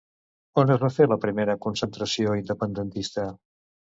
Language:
Catalan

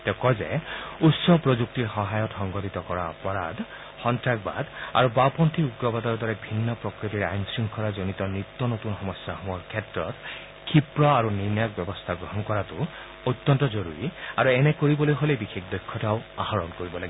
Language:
Assamese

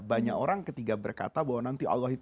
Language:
Indonesian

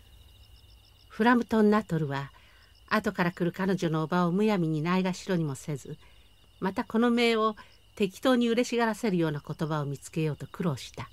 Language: Japanese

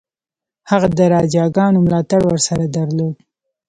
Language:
Pashto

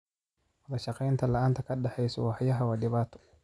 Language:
Somali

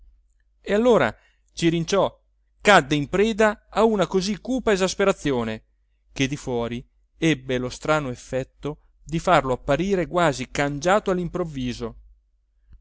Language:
Italian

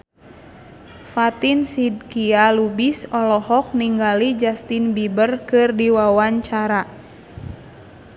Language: Sundanese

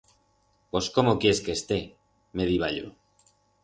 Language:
Aragonese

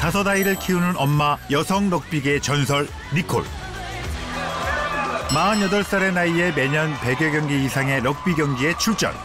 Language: Korean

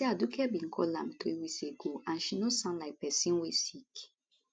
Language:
Nigerian Pidgin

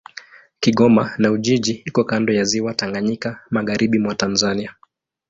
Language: Swahili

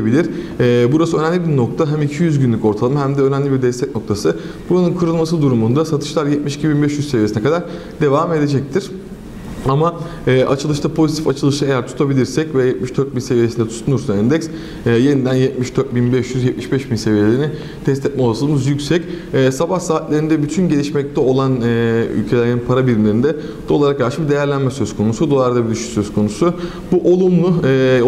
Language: Turkish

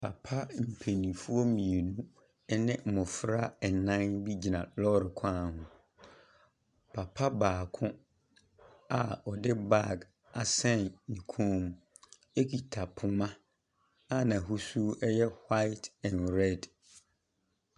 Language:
Akan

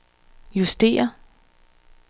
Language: Danish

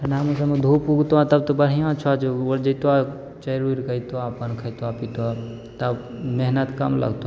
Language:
Maithili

